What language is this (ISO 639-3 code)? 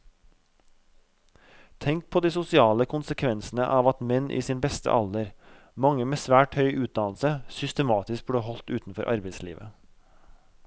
nor